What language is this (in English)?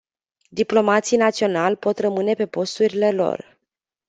Romanian